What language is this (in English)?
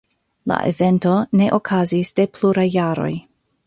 Esperanto